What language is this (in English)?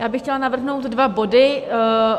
Czech